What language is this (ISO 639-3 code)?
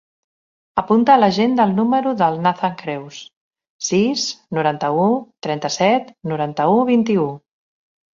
cat